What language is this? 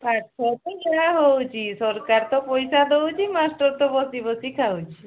Odia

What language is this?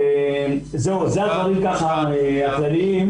Hebrew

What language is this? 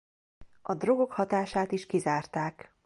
Hungarian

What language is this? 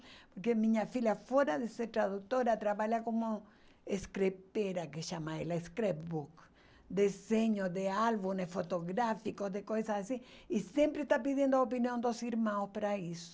Portuguese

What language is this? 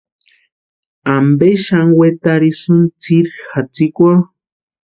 Western Highland Purepecha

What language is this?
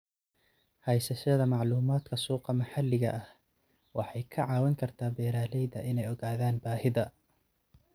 Somali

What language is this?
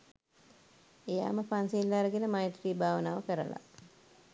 Sinhala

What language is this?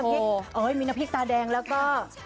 Thai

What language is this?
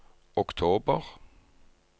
Norwegian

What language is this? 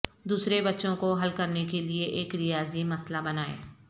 Urdu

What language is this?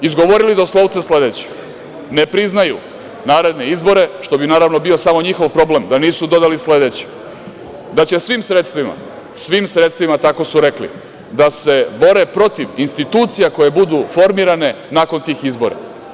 Serbian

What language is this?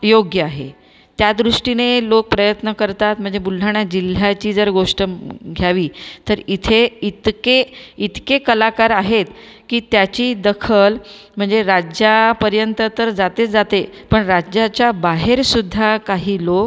Marathi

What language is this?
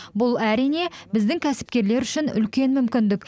Kazakh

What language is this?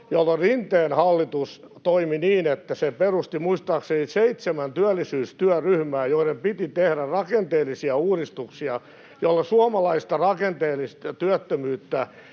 Finnish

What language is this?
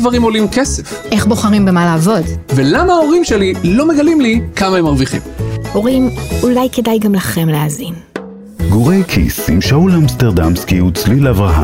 Hebrew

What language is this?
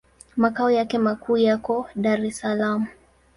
Swahili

